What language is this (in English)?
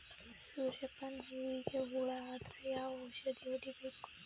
Kannada